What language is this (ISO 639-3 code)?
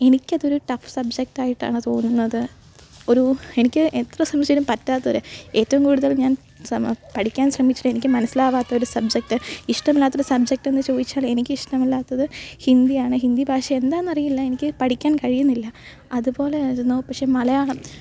mal